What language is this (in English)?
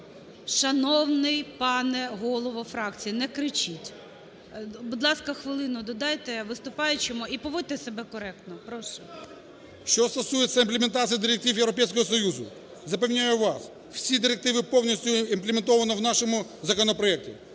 Ukrainian